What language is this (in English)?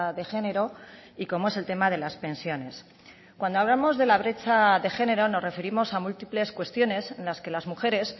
Spanish